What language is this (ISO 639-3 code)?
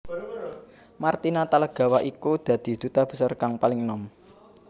jav